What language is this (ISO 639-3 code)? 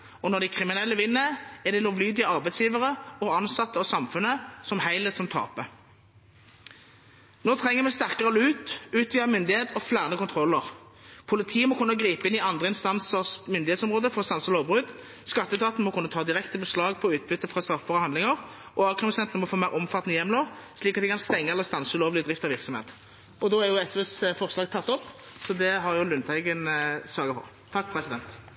nor